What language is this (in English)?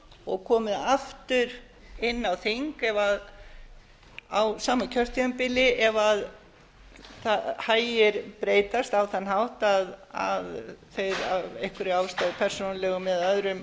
Icelandic